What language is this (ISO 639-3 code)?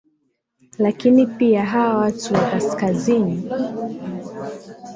swa